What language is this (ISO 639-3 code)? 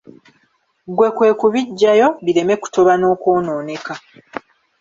lug